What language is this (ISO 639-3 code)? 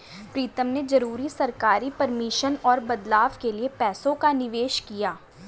hin